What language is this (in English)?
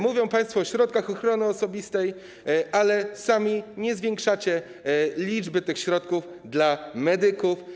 Polish